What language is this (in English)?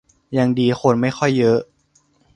Thai